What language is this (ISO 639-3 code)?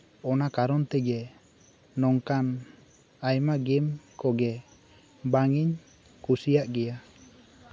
sat